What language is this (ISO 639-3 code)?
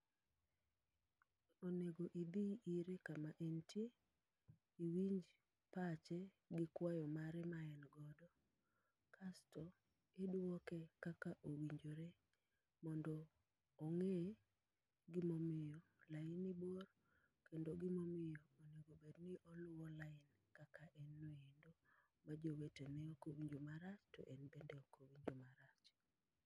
luo